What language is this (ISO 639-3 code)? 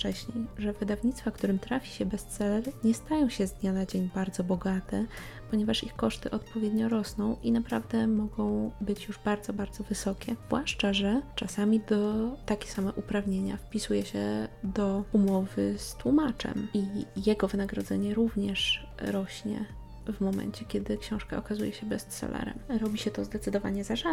pol